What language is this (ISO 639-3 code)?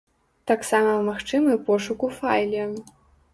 bel